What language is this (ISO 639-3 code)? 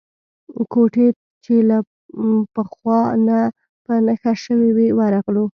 pus